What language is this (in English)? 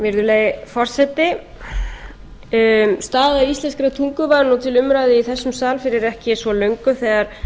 Icelandic